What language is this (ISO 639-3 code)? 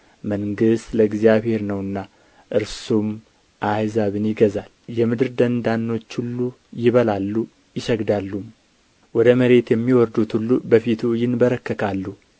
amh